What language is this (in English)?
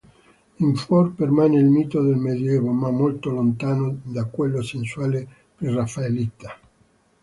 Italian